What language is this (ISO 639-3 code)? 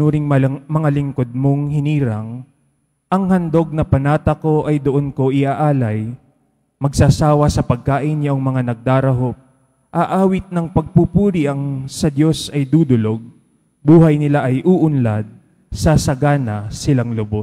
fil